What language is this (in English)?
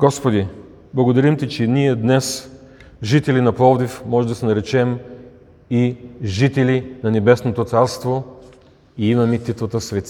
Bulgarian